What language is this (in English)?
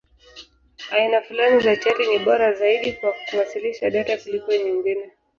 Swahili